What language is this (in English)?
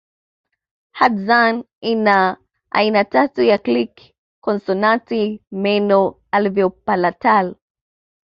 Swahili